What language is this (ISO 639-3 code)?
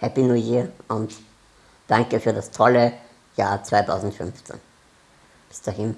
deu